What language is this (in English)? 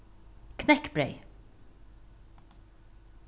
Faroese